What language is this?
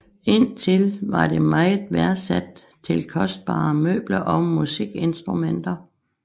Danish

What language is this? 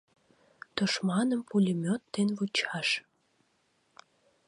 Mari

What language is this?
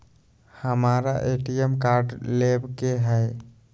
Magahi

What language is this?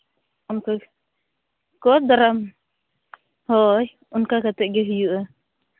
Santali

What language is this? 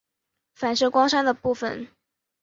Chinese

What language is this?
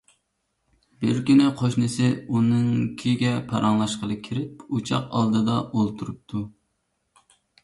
Uyghur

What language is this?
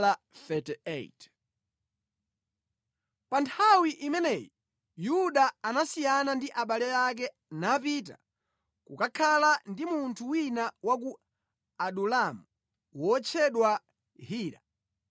Nyanja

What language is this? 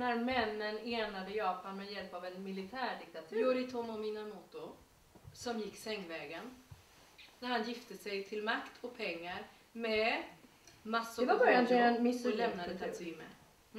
Swedish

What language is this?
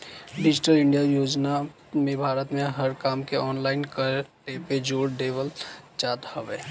Bhojpuri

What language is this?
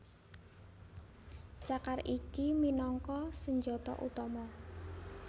Javanese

